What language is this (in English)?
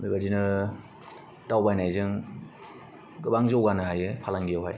Bodo